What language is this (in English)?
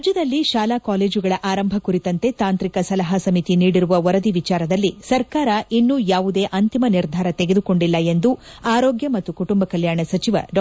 Kannada